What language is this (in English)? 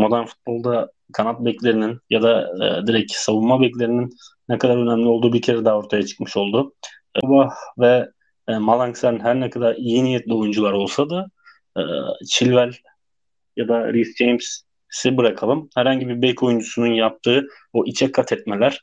Turkish